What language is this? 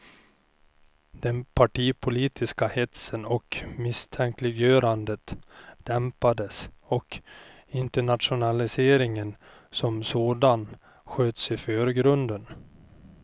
Swedish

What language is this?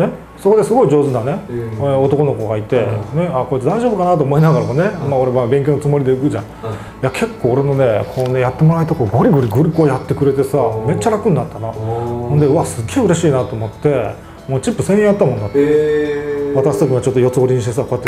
Japanese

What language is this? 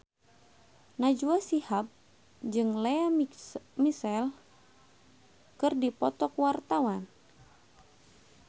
Sundanese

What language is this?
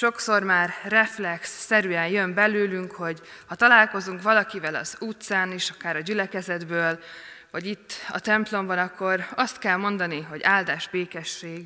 Hungarian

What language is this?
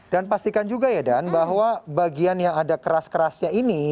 Indonesian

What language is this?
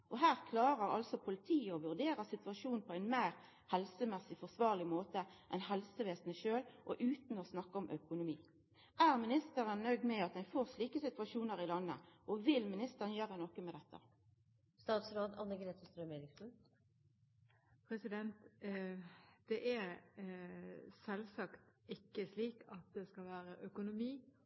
Norwegian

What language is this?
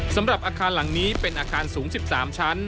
Thai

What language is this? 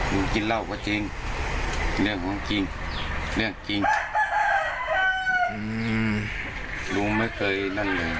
Thai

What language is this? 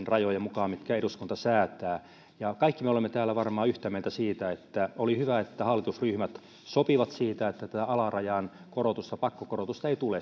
Finnish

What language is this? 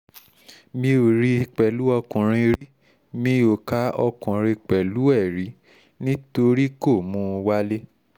Yoruba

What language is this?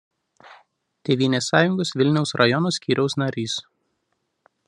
Lithuanian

